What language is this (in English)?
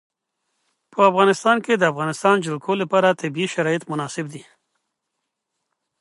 Pashto